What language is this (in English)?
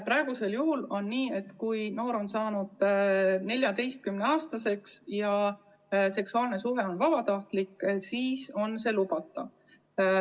Estonian